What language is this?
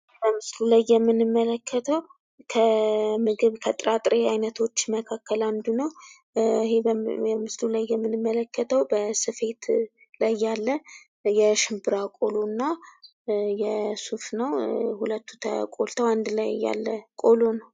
Amharic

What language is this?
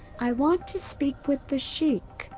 English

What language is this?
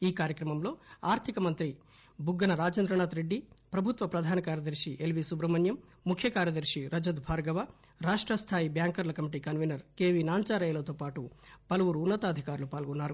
Telugu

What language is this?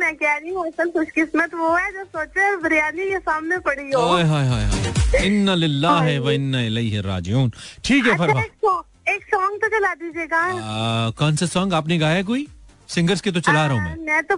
Hindi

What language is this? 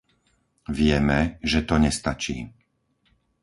Slovak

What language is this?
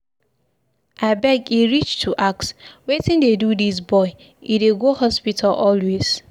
Nigerian Pidgin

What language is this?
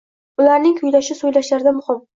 Uzbek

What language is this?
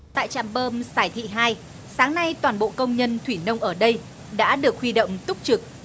Vietnamese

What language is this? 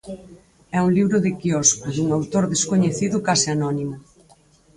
Galician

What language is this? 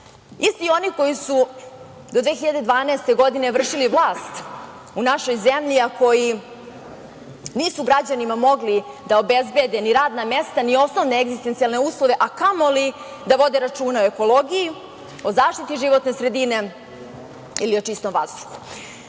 Serbian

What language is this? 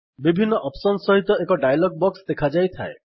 Odia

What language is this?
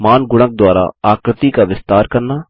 Hindi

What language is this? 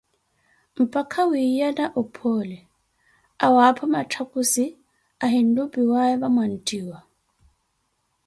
Koti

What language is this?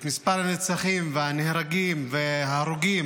Hebrew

